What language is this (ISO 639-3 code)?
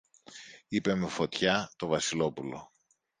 ell